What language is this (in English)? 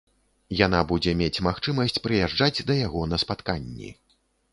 Belarusian